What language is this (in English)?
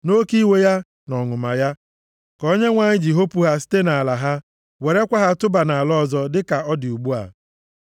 Igbo